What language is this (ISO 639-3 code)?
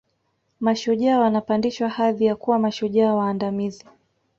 swa